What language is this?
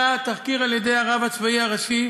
Hebrew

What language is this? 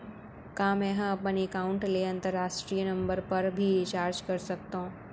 Chhattisgarhi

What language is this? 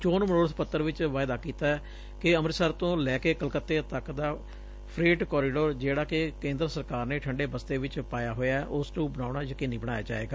Punjabi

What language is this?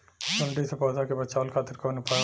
Bhojpuri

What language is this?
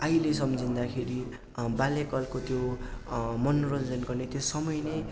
Nepali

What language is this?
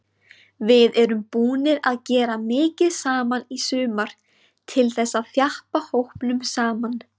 Icelandic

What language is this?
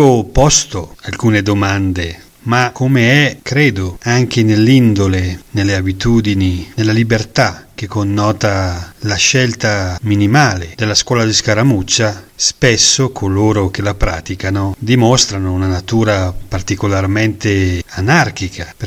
Italian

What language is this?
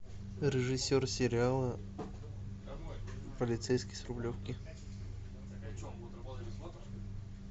Russian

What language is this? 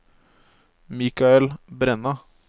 Norwegian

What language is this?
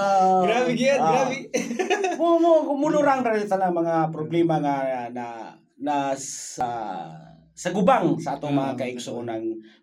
Filipino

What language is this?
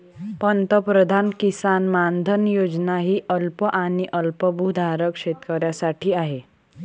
Marathi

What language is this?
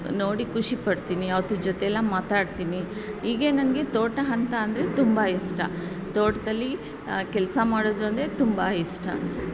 Kannada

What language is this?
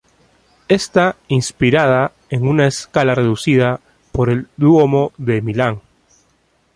Spanish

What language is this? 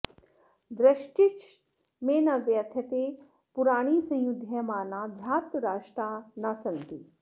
Sanskrit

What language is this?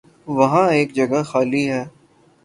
Urdu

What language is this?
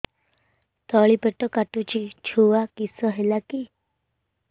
Odia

